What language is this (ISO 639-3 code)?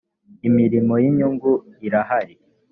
kin